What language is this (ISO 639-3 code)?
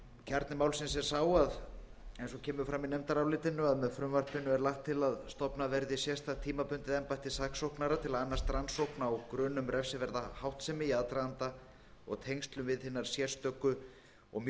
isl